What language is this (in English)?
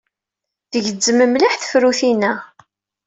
Kabyle